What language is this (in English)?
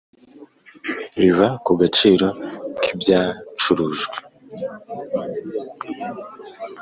Kinyarwanda